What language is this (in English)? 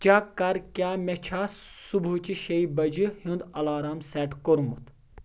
Kashmiri